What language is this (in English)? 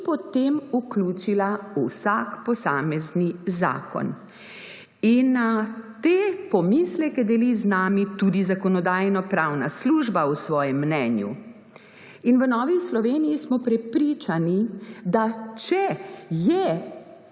Slovenian